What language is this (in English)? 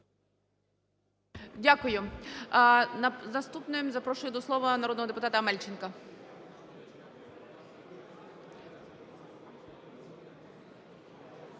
Ukrainian